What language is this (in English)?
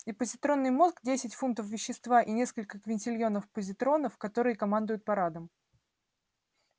Russian